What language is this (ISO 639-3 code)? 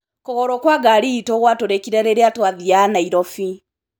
kik